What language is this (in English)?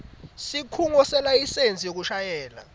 Swati